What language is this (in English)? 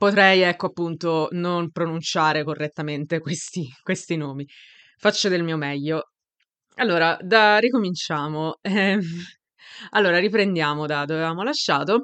Italian